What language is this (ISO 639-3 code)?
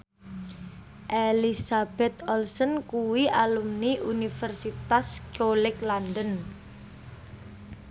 jav